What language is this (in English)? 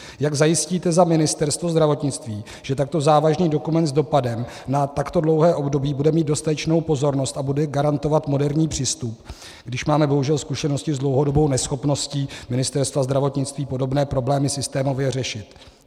Czech